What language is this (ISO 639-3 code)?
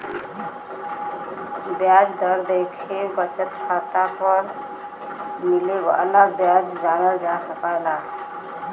bho